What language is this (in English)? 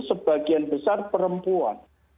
Indonesian